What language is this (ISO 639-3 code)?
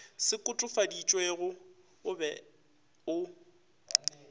nso